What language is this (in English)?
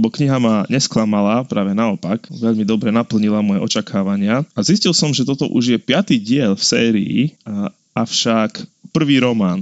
Slovak